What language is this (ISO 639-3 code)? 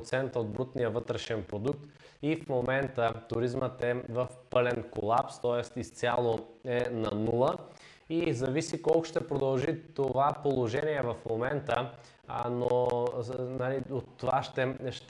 bul